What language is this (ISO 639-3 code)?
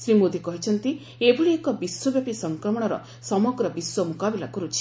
ori